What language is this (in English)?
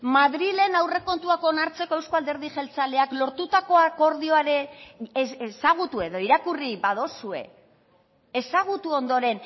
Basque